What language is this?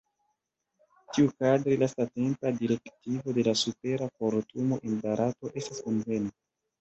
Esperanto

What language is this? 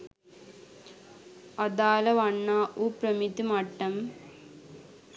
Sinhala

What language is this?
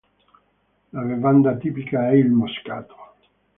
Italian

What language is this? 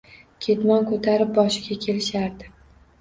Uzbek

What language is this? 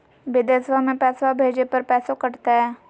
Magahi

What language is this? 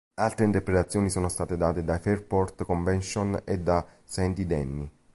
Italian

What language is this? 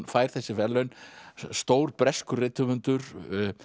Icelandic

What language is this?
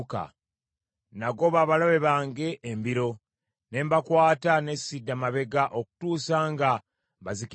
Ganda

